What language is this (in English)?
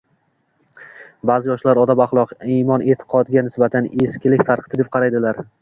Uzbek